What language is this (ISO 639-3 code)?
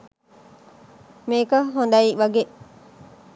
sin